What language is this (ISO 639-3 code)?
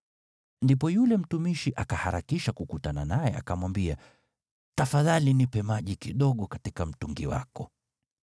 swa